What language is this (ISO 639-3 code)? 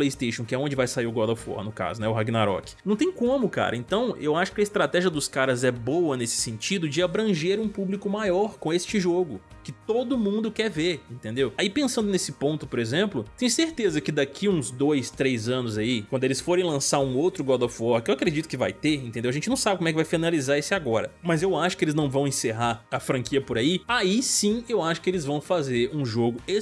por